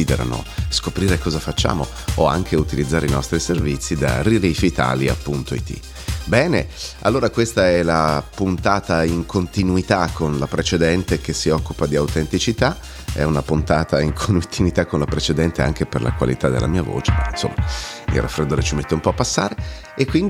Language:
Italian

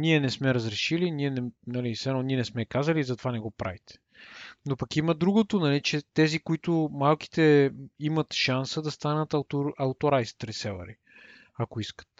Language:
Bulgarian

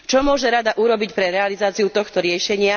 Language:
Slovak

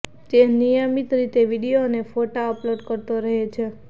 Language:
Gujarati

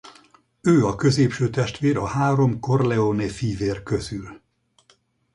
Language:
Hungarian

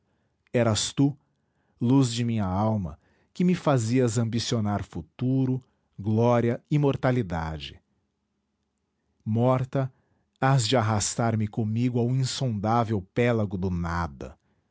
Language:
Portuguese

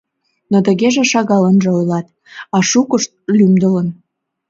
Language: Mari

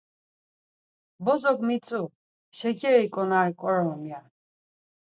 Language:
Laz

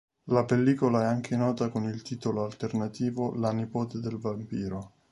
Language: Italian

